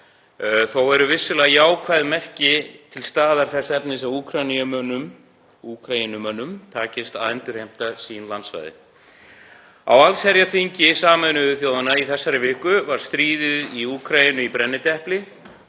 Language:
Icelandic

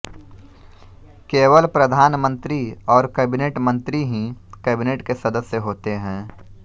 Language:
Hindi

